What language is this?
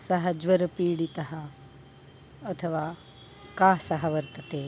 Sanskrit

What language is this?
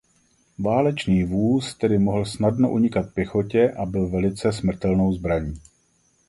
Czech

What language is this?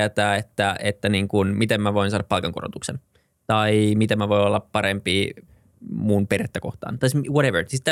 Finnish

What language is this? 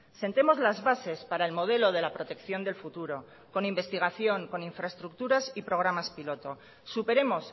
Spanish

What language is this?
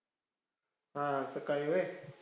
Marathi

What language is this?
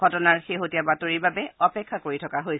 Assamese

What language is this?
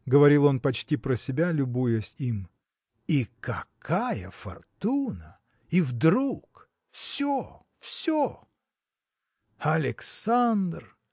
Russian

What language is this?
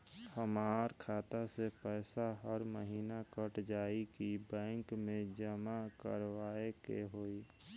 Bhojpuri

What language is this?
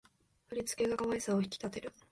Japanese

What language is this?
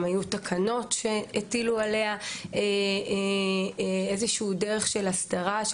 Hebrew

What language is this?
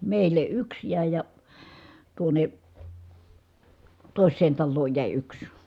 Finnish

